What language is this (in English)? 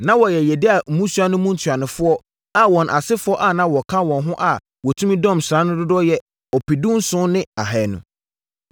Akan